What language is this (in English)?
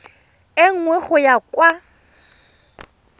Tswana